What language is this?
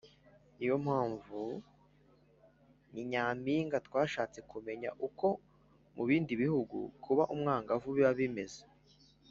Kinyarwanda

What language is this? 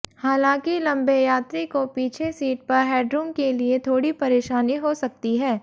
Hindi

